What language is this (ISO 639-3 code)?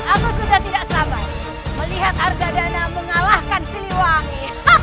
ind